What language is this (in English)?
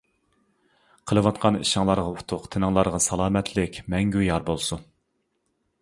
Uyghur